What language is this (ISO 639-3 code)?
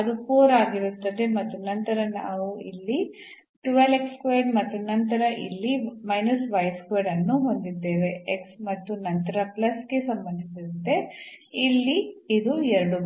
kan